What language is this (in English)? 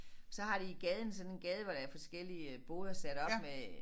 Danish